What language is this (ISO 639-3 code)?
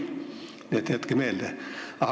est